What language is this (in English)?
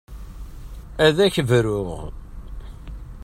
Kabyle